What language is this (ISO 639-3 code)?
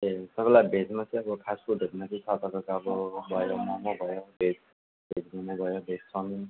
nep